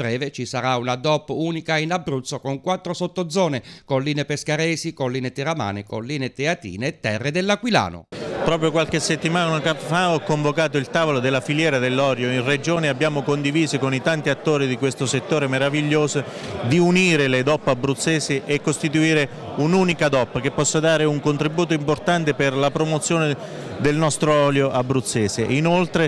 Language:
Italian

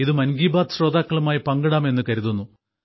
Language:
Malayalam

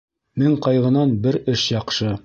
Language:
Bashkir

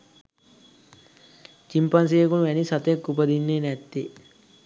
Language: Sinhala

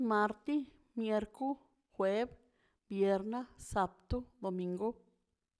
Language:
Mazaltepec Zapotec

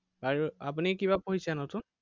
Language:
Assamese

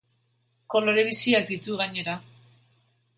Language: Basque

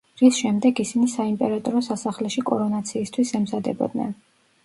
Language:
Georgian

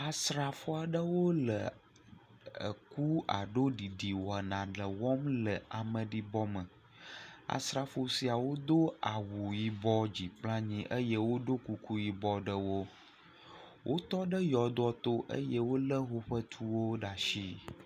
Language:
Ewe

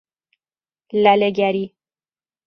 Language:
Persian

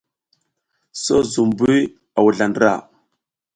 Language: South Giziga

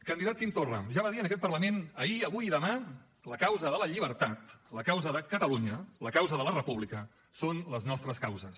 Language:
Catalan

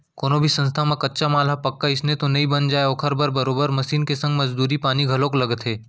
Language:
Chhattisgarhi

